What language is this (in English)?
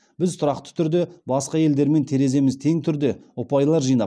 Kazakh